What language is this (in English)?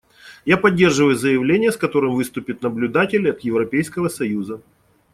Russian